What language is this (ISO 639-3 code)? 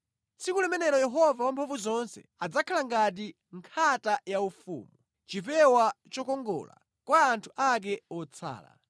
nya